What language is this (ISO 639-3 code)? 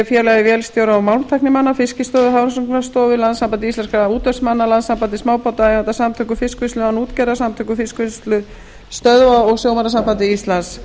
isl